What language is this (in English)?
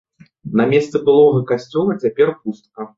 Belarusian